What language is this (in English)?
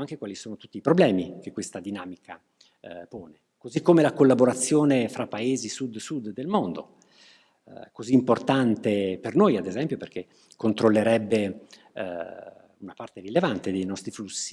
Italian